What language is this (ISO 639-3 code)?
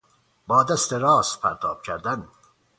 fas